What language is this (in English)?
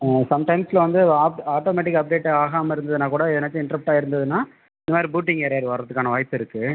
Tamil